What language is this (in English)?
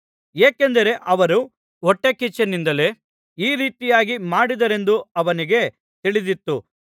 Kannada